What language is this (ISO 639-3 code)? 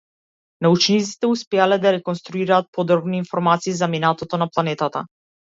mkd